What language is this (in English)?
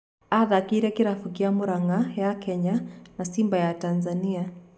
Kikuyu